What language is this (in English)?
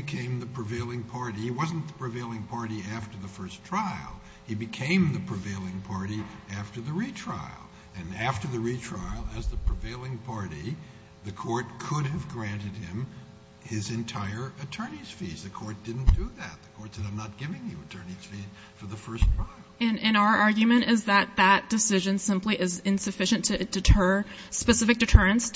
English